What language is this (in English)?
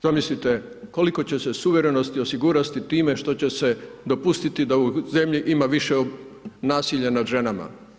Croatian